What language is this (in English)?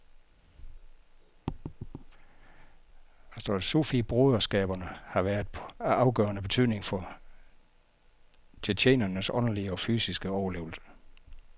Danish